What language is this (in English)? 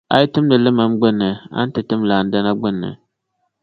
Dagbani